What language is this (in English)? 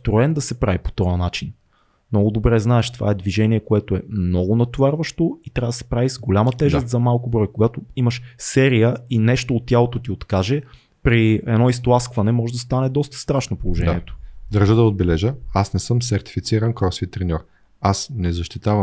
Bulgarian